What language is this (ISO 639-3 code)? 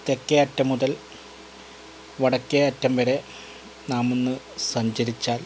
mal